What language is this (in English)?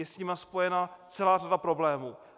Czech